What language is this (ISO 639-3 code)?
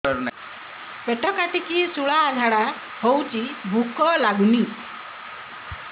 ori